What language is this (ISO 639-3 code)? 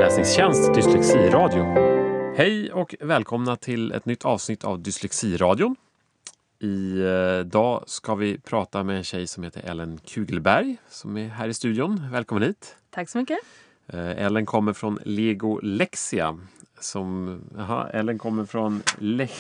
swe